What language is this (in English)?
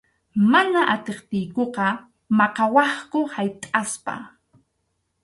Arequipa-La Unión Quechua